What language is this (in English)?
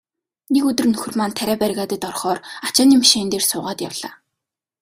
Mongolian